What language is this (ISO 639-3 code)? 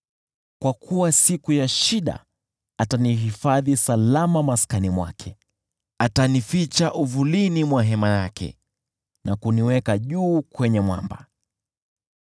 swa